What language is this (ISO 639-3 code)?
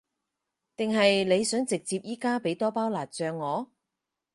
yue